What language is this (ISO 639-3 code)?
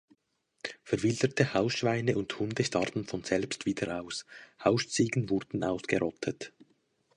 deu